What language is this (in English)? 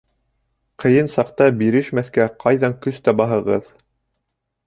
Bashkir